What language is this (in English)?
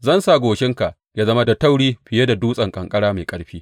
Hausa